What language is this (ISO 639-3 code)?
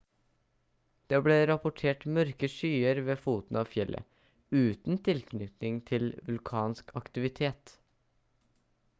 nob